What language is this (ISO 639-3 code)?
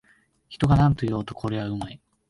jpn